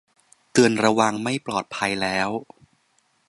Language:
Thai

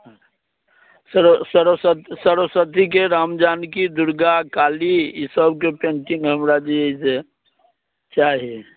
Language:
Maithili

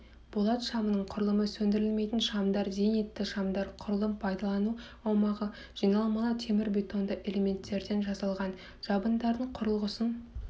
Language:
Kazakh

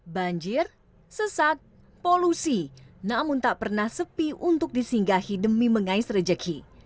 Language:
Indonesian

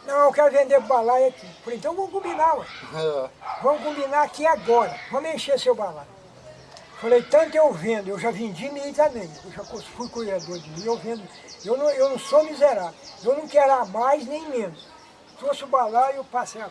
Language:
Portuguese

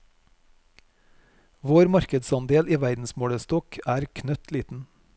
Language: Norwegian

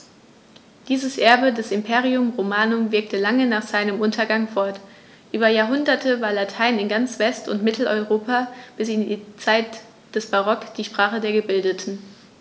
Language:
German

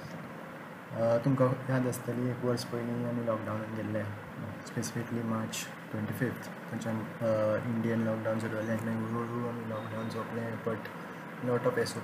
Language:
Marathi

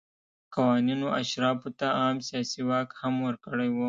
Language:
Pashto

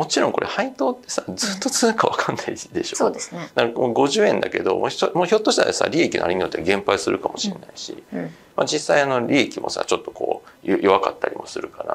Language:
Japanese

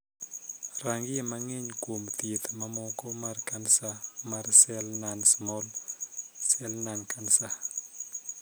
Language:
Luo (Kenya and Tanzania)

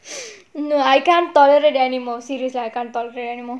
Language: English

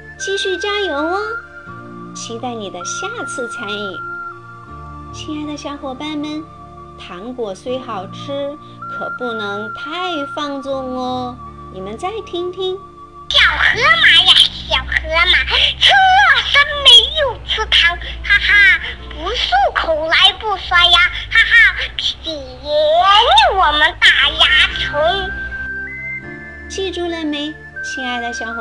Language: Chinese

